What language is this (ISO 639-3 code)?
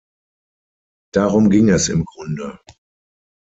deu